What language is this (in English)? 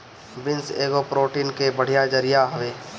Bhojpuri